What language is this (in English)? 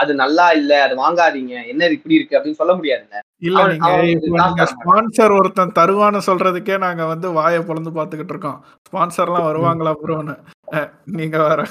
Tamil